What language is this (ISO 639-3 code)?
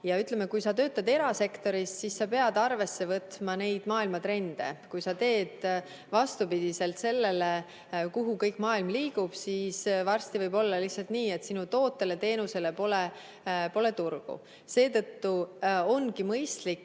est